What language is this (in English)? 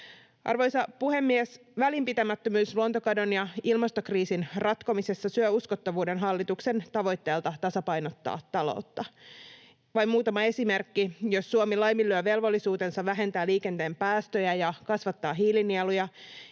Finnish